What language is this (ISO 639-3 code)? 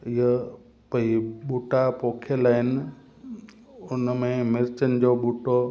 snd